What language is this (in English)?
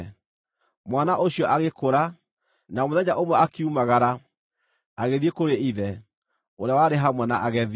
Kikuyu